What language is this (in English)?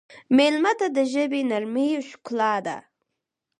Pashto